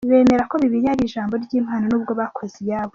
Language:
Kinyarwanda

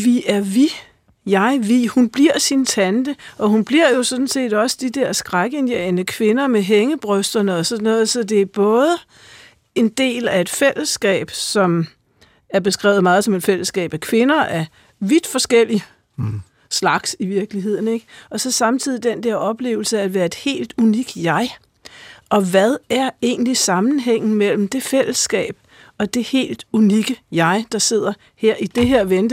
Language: Danish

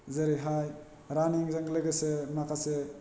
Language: Bodo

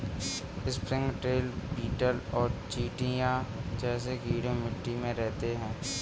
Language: Hindi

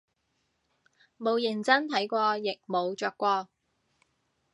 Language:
Cantonese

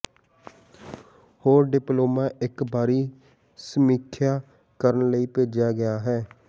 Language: Punjabi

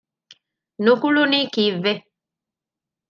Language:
Divehi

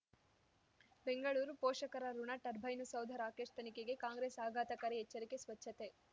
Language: Kannada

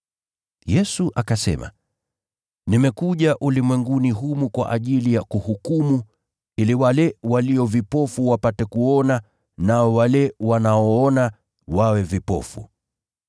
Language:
Swahili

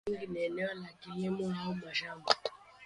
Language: Swahili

